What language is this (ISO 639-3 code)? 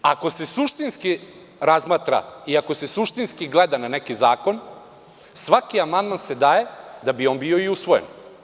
srp